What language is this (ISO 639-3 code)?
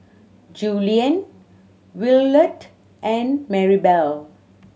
eng